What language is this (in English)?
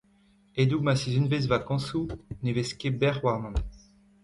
Breton